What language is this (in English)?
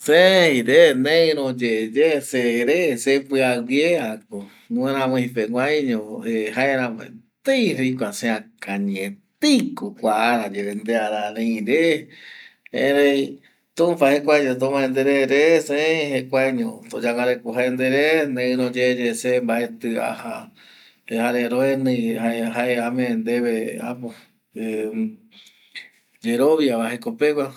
Eastern Bolivian Guaraní